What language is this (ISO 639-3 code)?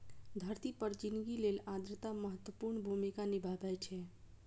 mai